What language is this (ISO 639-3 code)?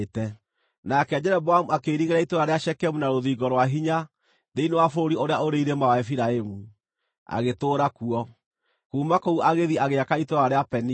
kik